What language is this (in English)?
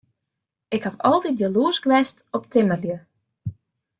Western Frisian